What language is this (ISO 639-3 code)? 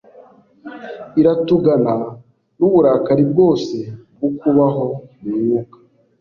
kin